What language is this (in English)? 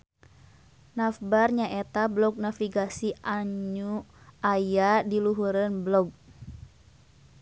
Sundanese